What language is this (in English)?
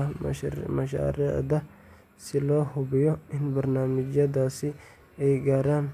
Somali